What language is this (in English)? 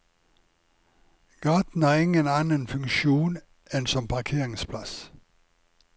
Norwegian